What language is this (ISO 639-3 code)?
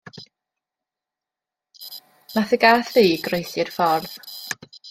cym